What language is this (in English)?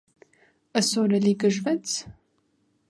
Armenian